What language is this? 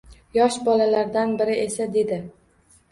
Uzbek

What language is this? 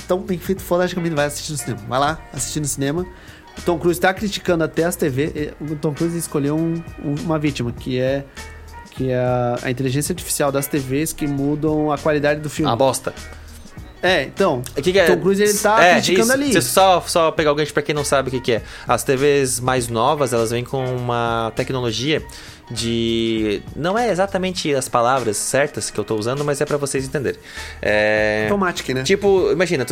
Portuguese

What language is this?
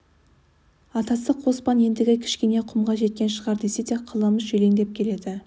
Kazakh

